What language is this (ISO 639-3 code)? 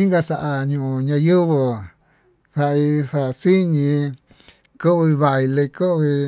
mtu